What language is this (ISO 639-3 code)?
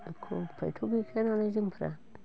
brx